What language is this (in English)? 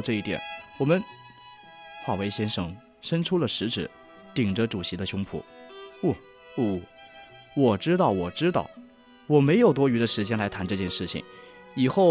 Chinese